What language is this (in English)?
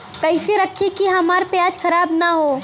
Bhojpuri